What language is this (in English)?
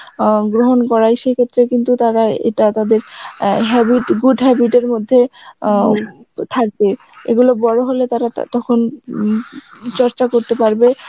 Bangla